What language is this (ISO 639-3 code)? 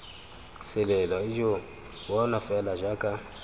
tsn